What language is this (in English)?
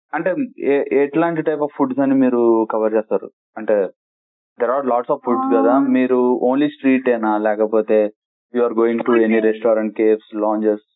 Telugu